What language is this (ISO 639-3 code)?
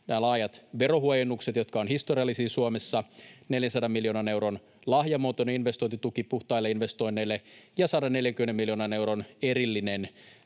fin